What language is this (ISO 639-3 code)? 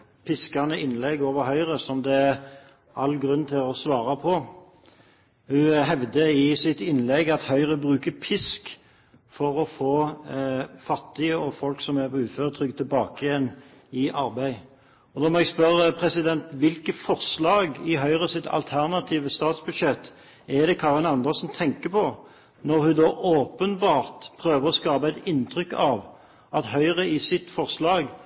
nob